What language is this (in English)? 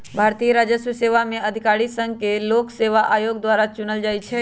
Magahi